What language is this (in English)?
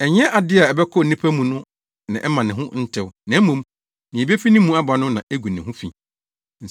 Akan